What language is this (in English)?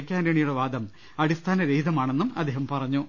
Malayalam